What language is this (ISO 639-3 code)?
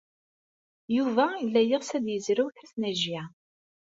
kab